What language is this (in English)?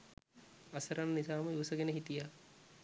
Sinhala